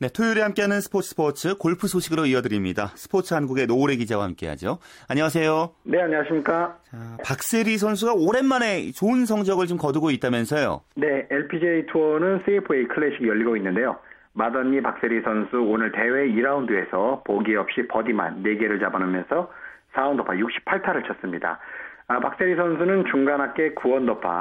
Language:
Korean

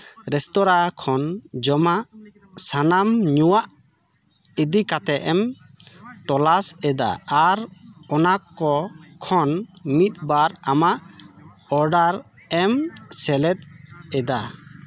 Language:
Santali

